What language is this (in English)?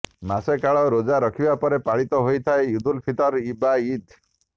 Odia